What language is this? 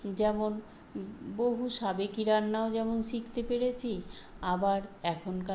Bangla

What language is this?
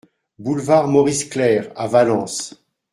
French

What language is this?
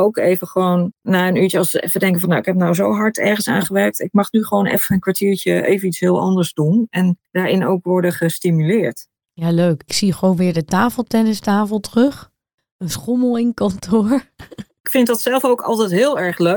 Dutch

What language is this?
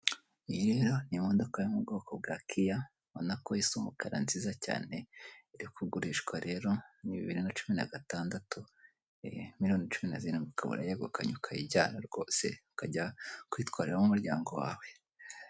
Kinyarwanda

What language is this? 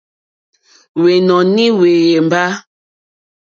Mokpwe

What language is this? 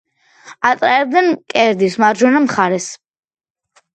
Georgian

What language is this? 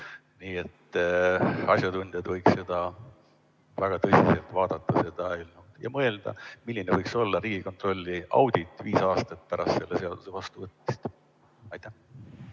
Estonian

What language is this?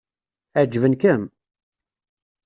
Kabyle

